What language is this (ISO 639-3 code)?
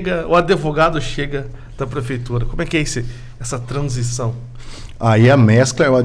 por